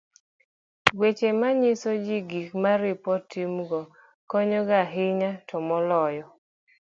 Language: Luo (Kenya and Tanzania)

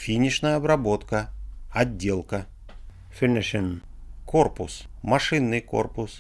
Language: Russian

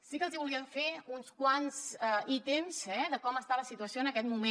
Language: Catalan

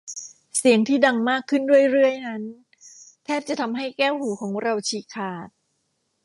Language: Thai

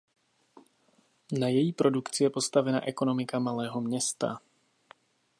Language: Czech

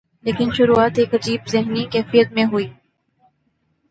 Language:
Urdu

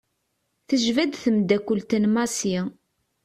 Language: Kabyle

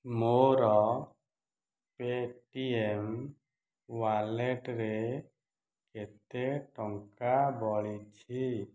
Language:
Odia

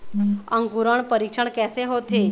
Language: Chhattisgarhi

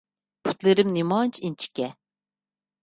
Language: Uyghur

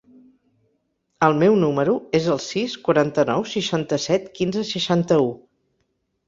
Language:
Catalan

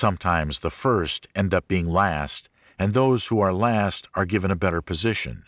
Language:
English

